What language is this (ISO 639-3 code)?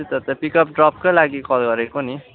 nep